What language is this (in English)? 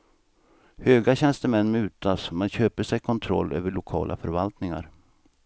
Swedish